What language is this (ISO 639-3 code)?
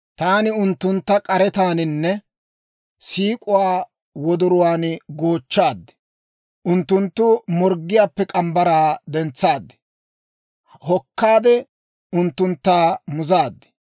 dwr